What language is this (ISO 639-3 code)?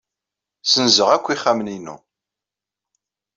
kab